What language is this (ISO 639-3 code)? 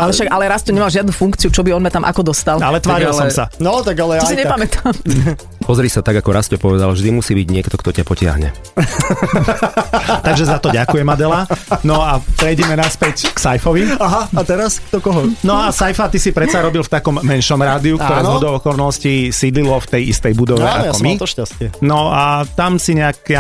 slk